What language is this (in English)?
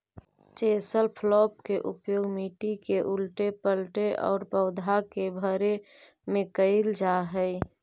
Magahi